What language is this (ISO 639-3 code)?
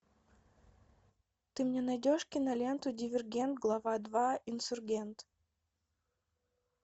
rus